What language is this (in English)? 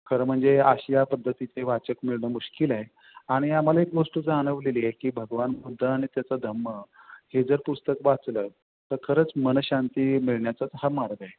Marathi